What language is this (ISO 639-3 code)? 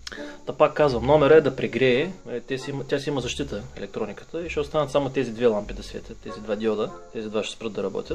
bul